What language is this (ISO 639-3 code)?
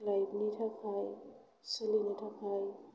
brx